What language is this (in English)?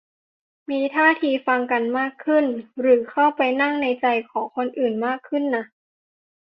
Thai